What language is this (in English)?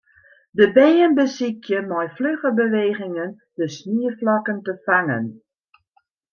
Western Frisian